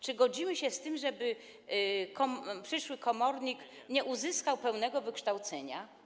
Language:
Polish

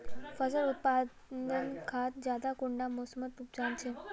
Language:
Magahi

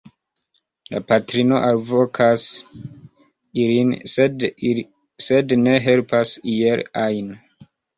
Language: Esperanto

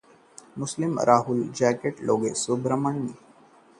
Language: Hindi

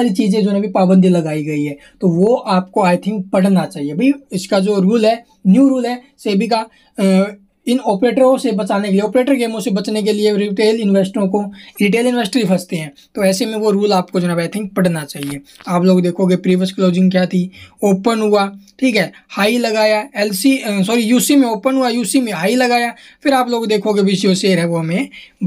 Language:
Hindi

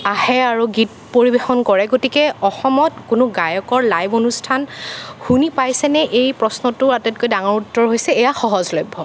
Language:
Assamese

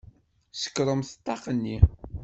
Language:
Kabyle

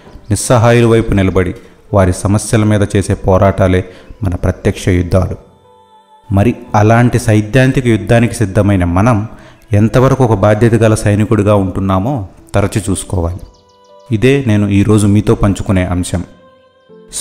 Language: Telugu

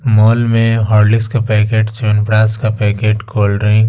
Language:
Hindi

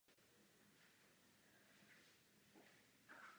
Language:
Czech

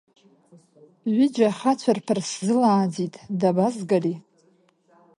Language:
Abkhazian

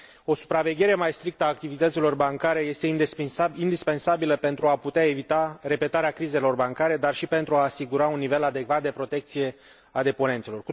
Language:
Romanian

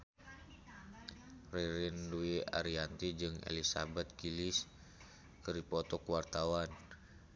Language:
Sundanese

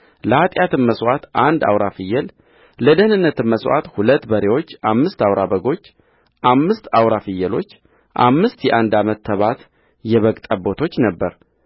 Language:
Amharic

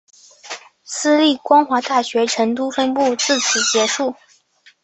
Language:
Chinese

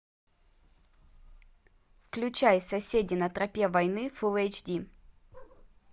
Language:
Russian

